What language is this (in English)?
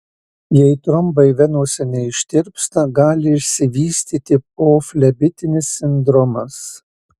Lithuanian